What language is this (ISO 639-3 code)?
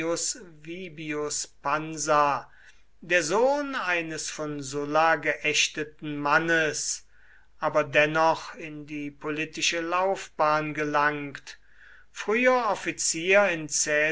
deu